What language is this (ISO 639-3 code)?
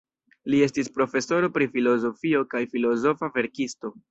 epo